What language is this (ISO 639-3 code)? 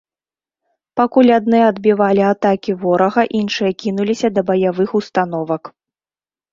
bel